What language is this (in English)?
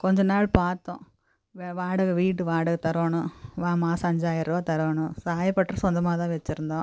Tamil